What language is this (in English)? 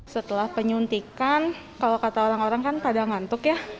Indonesian